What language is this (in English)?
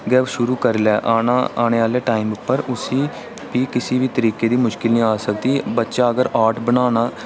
Dogri